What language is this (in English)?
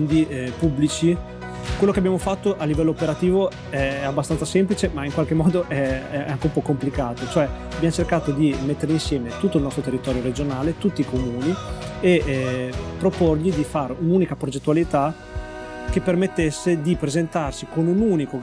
Italian